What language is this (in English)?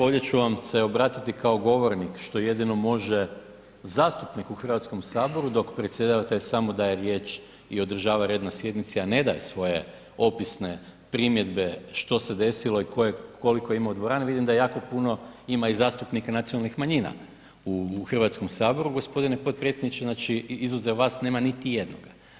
Croatian